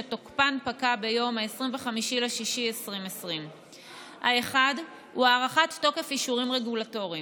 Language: Hebrew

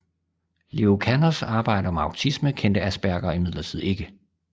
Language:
Danish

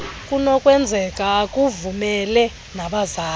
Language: Xhosa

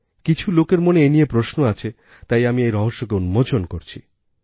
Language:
Bangla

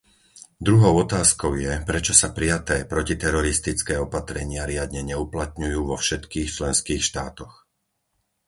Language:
Slovak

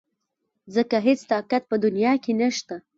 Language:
Pashto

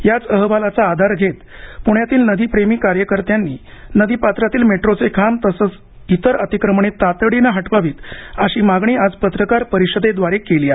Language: Marathi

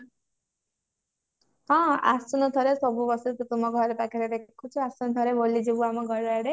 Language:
Odia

